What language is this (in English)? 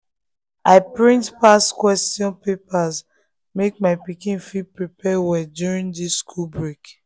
Nigerian Pidgin